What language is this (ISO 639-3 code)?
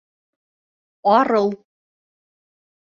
bak